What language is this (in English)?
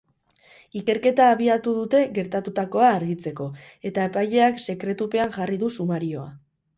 Basque